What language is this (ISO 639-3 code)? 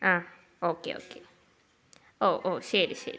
mal